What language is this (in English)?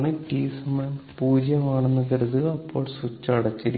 Malayalam